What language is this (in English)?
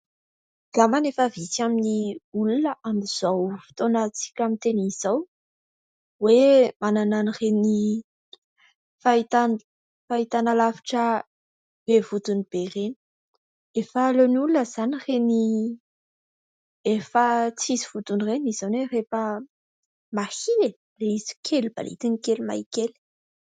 Malagasy